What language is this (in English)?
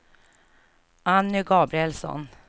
Swedish